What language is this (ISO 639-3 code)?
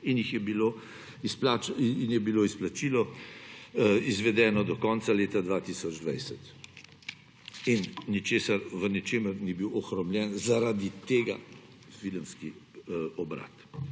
slv